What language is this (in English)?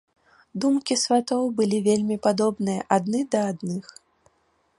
Belarusian